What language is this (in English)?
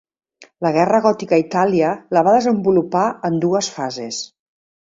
Catalan